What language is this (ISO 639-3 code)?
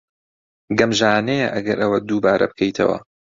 ckb